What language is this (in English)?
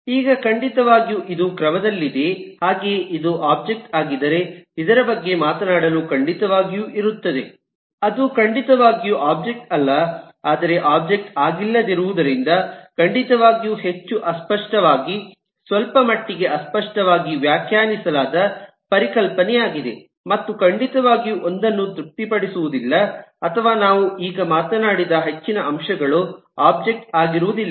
Kannada